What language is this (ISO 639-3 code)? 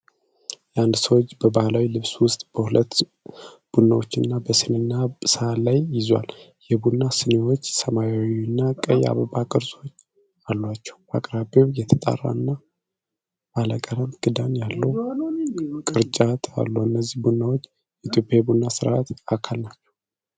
amh